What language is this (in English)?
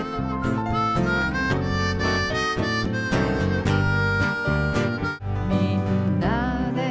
Japanese